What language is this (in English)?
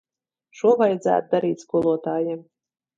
Latvian